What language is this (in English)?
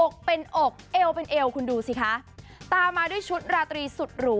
Thai